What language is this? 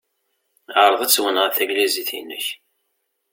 Kabyle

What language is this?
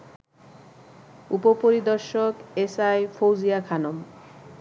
Bangla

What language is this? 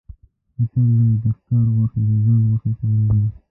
Pashto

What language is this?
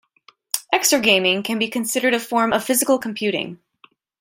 English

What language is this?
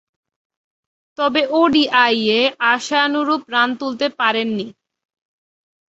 Bangla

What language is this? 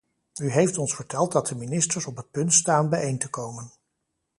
Dutch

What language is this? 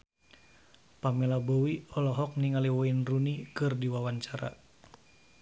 Sundanese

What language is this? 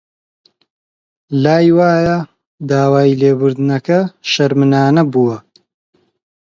Central Kurdish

